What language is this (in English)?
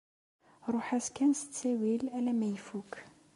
Kabyle